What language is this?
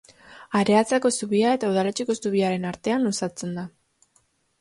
Basque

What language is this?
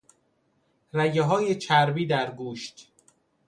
Persian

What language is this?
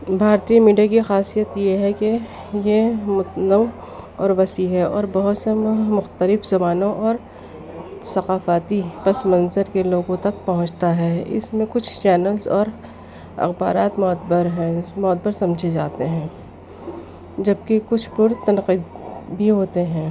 Urdu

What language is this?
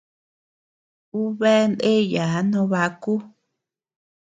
Tepeuxila Cuicatec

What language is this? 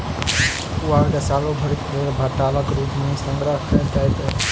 Maithili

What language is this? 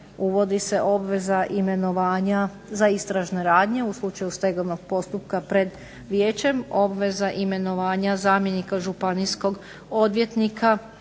Croatian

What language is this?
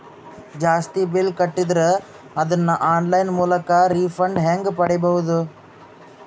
Kannada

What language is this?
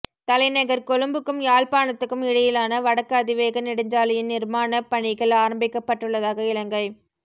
Tamil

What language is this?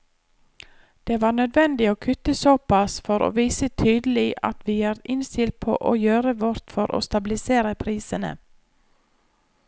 Norwegian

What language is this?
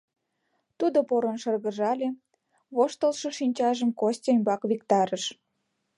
Mari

